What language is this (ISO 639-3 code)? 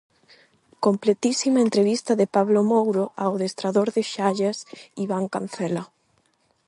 glg